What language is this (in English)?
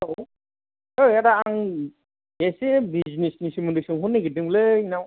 Bodo